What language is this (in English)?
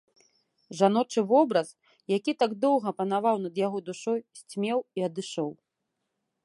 Belarusian